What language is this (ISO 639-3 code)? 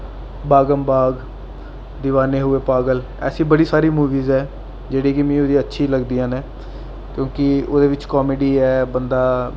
doi